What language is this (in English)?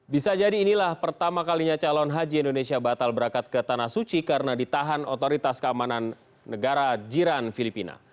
Indonesian